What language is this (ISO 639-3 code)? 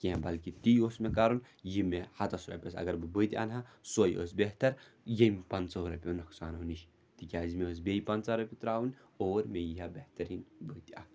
kas